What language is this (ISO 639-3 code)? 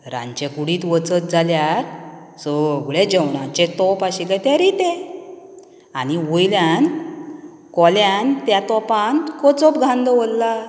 kok